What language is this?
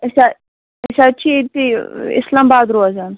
Kashmiri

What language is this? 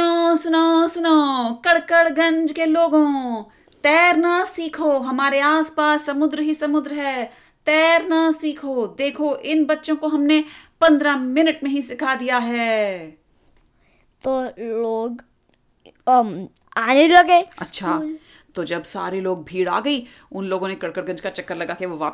Hindi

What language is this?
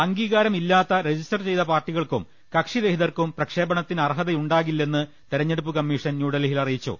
Malayalam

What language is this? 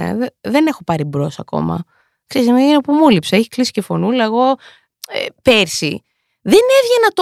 Greek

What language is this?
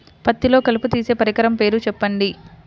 Telugu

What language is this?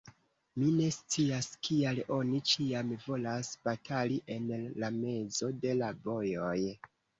Esperanto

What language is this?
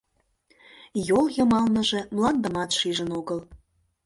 Mari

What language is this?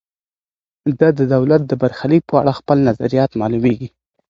Pashto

